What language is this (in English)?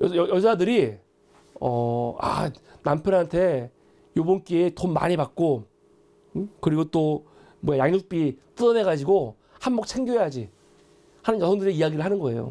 Korean